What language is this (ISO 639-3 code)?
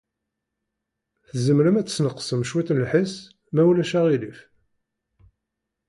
kab